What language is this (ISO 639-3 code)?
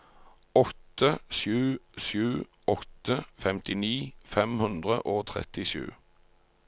nor